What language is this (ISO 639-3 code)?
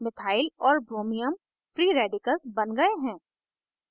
hin